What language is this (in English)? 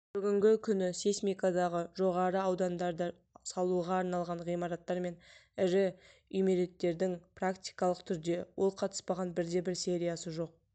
Kazakh